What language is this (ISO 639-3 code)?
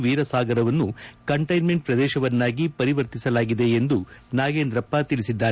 kan